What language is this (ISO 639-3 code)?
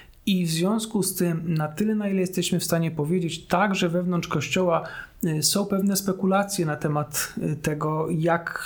pol